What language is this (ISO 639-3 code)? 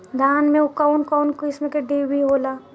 bho